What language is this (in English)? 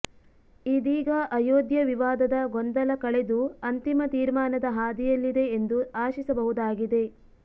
Kannada